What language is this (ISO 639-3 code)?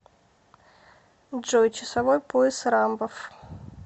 rus